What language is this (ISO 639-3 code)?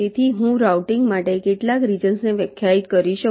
guj